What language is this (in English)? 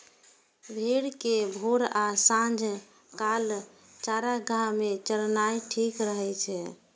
Maithili